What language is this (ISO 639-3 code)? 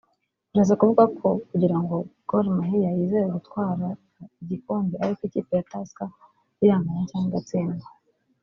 kin